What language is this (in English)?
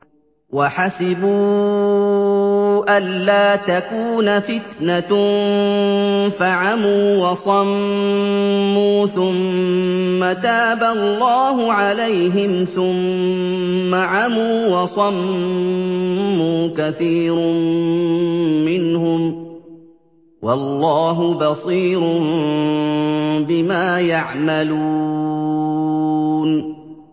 Arabic